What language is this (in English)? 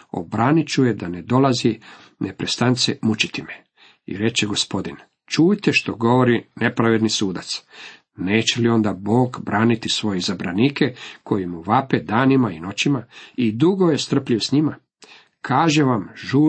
Croatian